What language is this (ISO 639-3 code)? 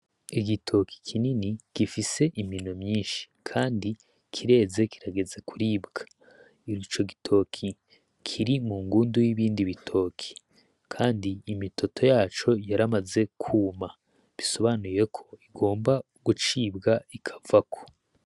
run